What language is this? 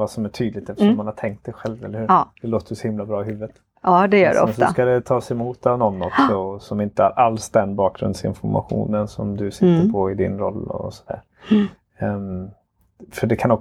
Swedish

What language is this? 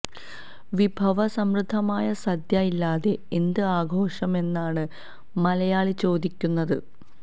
Malayalam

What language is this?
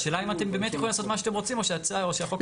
Hebrew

